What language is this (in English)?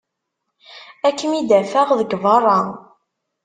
Kabyle